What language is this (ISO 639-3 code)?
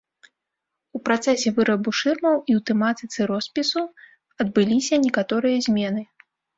bel